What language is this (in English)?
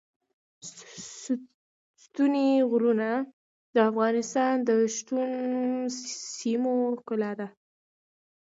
Pashto